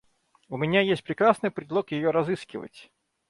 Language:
Russian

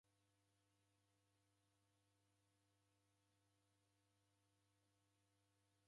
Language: Taita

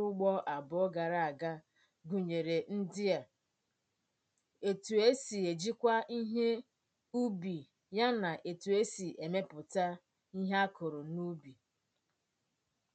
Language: Igbo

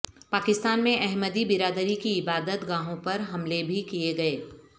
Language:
Urdu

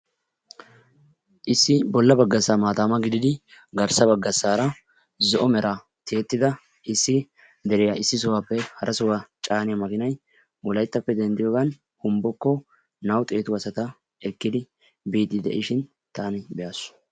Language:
Wolaytta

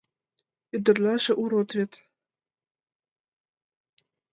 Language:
Mari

